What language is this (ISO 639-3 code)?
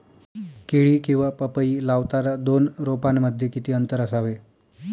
mar